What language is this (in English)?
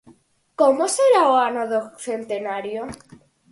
Galician